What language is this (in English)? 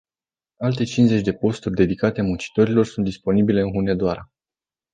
Romanian